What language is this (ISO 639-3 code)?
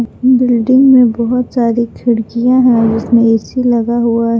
hin